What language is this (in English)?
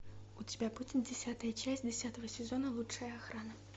Russian